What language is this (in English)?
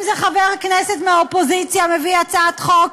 Hebrew